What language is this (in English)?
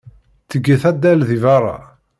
Kabyle